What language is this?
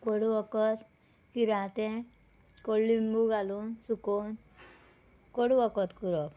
Konkani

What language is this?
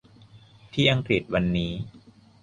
Thai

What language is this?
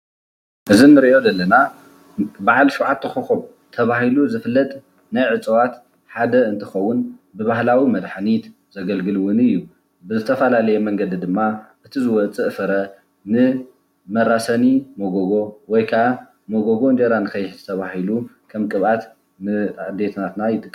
Tigrinya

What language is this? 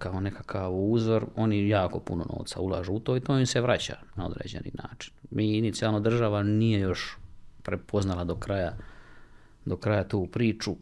Croatian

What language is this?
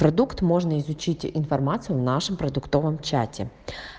Russian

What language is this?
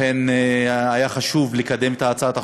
Hebrew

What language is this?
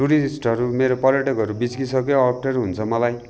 Nepali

